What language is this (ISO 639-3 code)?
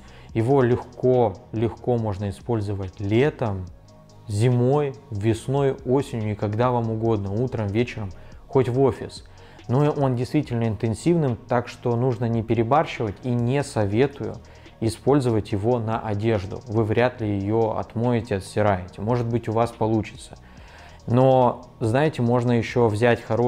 rus